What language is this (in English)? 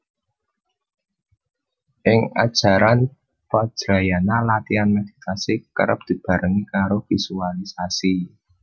Javanese